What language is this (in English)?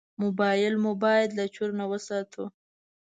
Pashto